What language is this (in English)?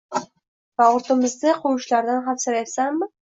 Uzbek